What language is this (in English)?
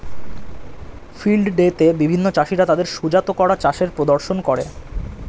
Bangla